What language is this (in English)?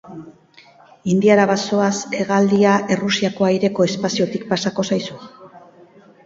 Basque